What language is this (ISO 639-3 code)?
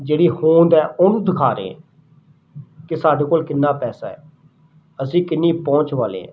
pan